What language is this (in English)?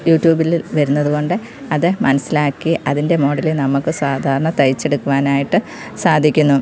Malayalam